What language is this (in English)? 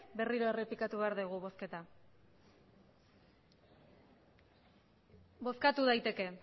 Basque